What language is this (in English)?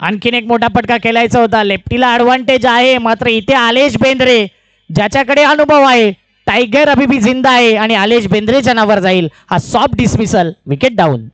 Marathi